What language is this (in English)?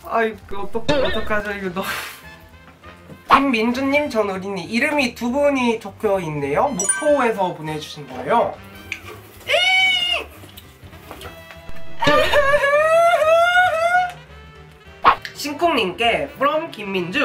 Korean